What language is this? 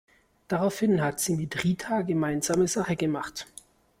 German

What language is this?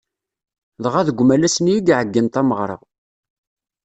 Kabyle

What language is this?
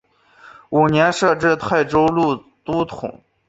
Chinese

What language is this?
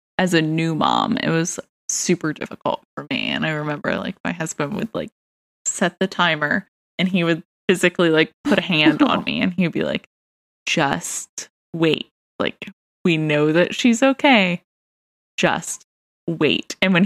English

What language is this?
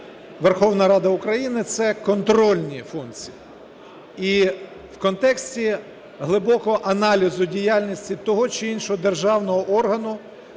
Ukrainian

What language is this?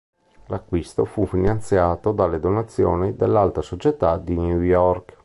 Italian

